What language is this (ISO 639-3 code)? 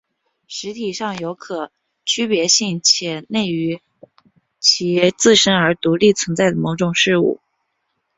zho